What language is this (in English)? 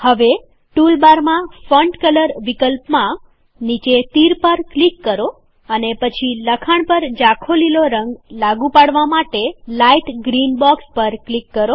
Gujarati